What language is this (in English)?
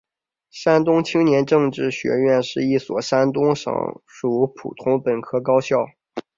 Chinese